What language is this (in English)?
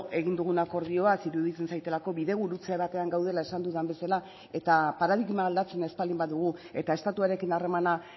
Basque